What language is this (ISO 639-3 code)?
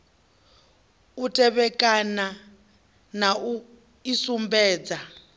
ven